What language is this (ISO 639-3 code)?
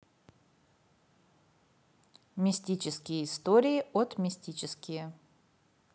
rus